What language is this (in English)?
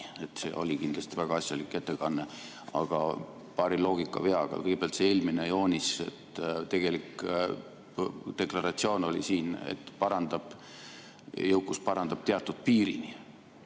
Estonian